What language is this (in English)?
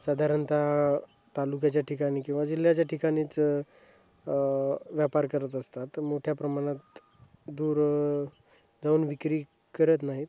Marathi